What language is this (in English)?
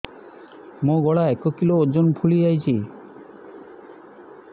Odia